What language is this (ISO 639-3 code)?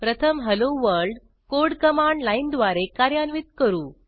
mar